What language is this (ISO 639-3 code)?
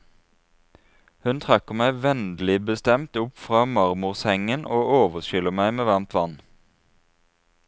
nor